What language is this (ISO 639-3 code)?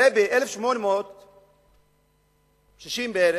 heb